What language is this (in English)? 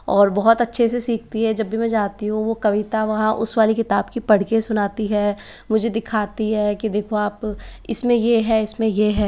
Hindi